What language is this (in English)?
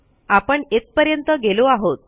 Marathi